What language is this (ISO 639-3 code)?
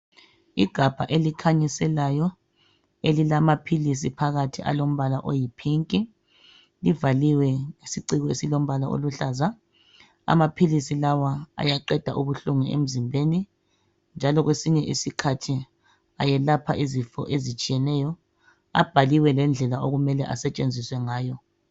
nde